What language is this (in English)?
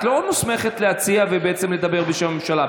Hebrew